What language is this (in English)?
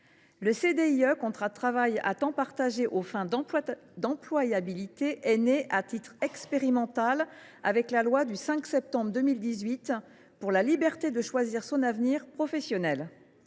French